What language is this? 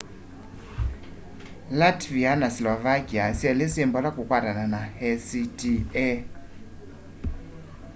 Kamba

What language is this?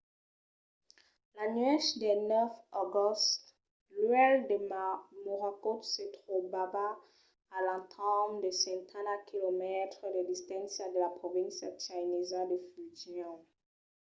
Occitan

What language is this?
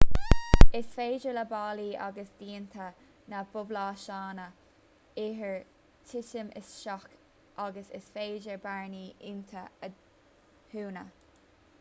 Irish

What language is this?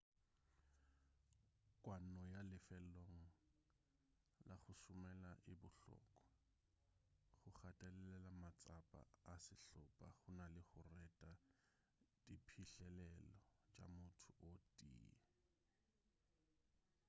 Northern Sotho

